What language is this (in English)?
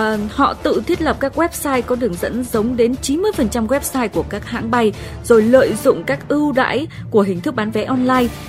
Vietnamese